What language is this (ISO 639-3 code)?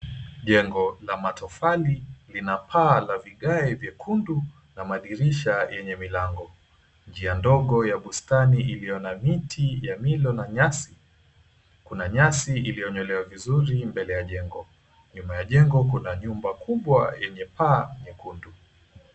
swa